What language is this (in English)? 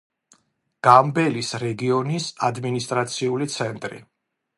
Georgian